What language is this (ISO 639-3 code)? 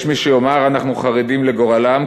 heb